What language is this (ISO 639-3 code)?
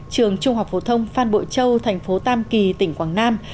vie